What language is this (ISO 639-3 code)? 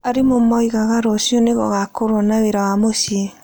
kik